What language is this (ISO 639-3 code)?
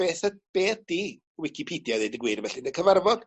cym